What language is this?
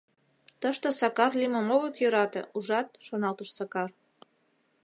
Mari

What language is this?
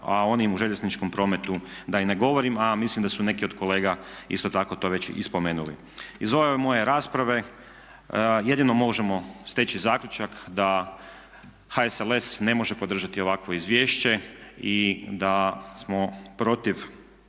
Croatian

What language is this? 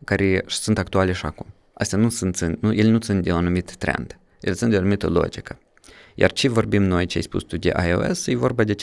Romanian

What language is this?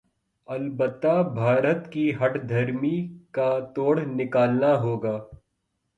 Urdu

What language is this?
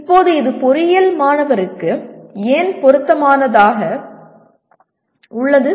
Tamil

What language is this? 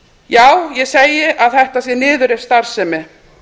Icelandic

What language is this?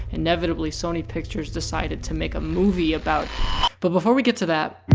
English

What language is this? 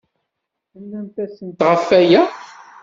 Kabyle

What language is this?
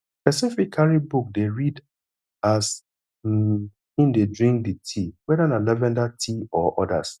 Nigerian Pidgin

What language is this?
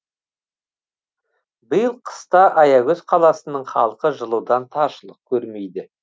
Kazakh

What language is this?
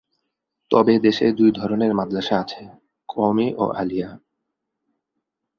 Bangla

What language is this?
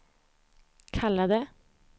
Swedish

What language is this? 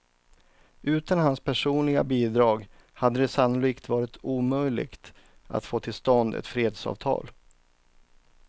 Swedish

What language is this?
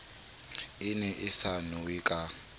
Southern Sotho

